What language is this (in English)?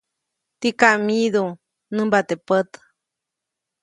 Copainalá Zoque